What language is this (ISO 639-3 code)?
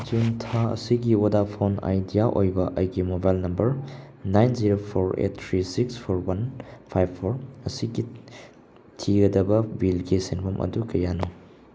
mni